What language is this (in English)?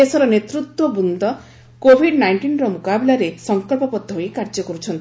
Odia